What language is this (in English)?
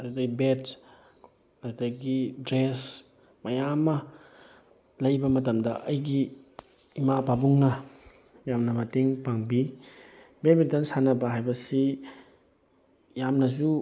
Manipuri